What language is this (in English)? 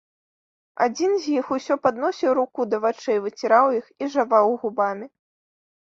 Belarusian